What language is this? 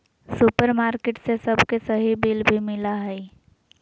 Magahi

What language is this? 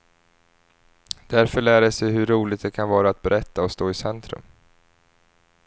Swedish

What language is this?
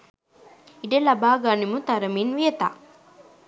Sinhala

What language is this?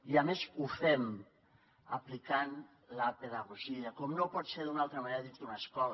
Catalan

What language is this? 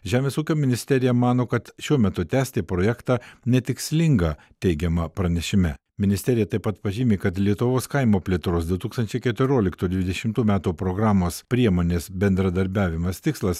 Lithuanian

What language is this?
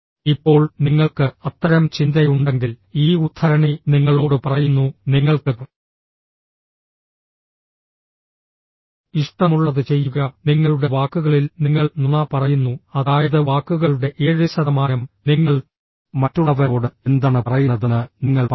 Malayalam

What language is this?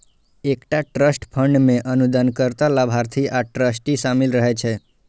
Maithili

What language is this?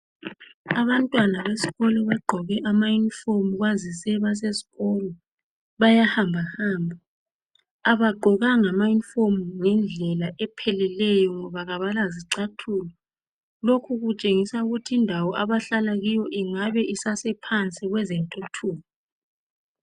North Ndebele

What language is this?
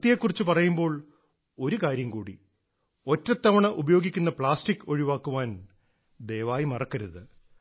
Malayalam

